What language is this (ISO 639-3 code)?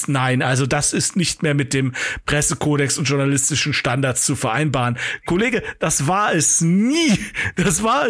deu